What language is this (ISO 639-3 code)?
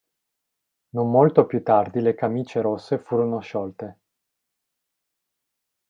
ita